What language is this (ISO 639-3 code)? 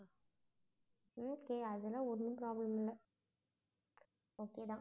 tam